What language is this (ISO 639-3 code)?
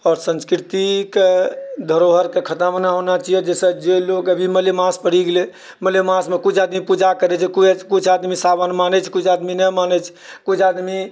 mai